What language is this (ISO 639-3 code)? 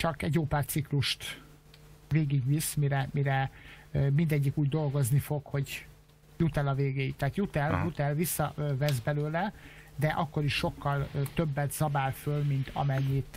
hun